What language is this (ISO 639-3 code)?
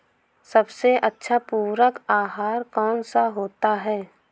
hin